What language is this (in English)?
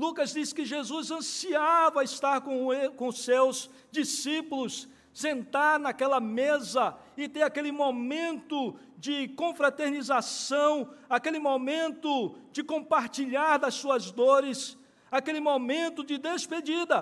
Portuguese